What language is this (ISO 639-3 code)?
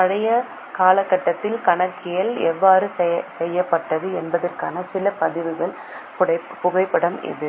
tam